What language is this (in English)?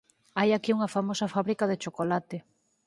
Galician